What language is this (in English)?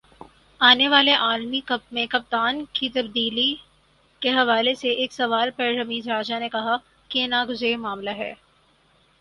Urdu